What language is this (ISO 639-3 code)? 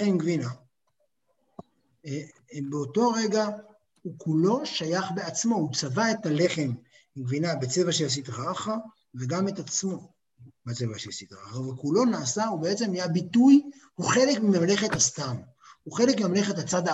heb